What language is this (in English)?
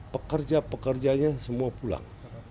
Indonesian